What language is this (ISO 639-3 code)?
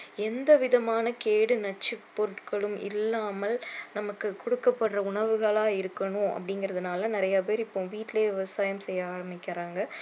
tam